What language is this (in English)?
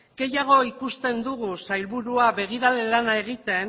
Basque